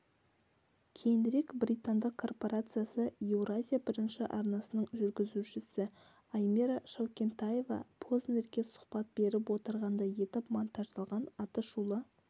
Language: Kazakh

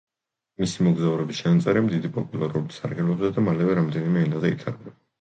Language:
Georgian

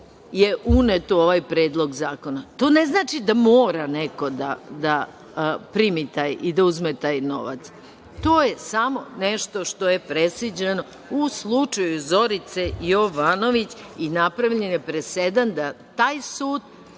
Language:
Serbian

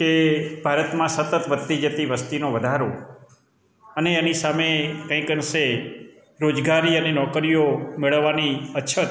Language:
Gujarati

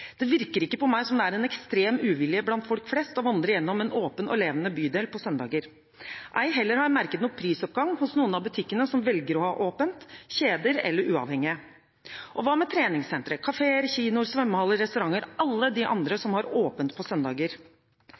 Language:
Norwegian Bokmål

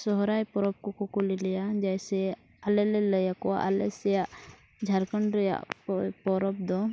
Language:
Santali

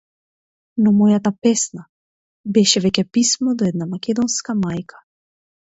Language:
Macedonian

